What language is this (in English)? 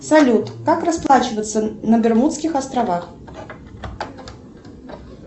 Russian